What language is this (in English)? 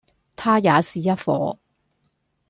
Cantonese